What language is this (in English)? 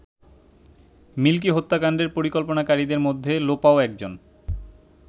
Bangla